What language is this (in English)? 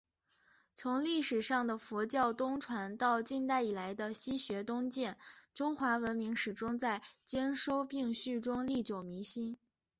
Chinese